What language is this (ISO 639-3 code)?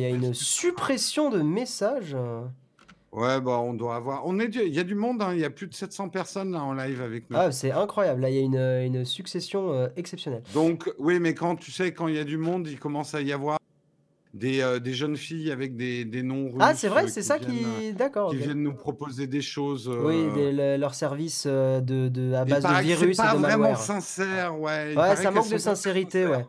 fra